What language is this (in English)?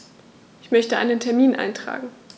German